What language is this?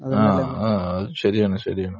Malayalam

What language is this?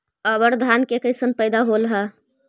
Magahi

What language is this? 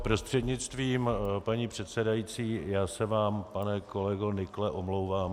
Czech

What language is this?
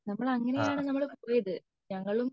Malayalam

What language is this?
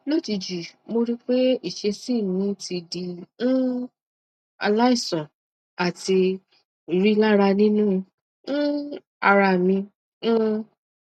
Yoruba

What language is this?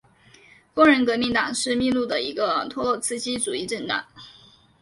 Chinese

